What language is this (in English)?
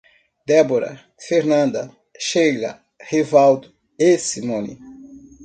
Portuguese